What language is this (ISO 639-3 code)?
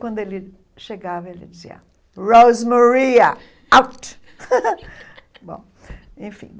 por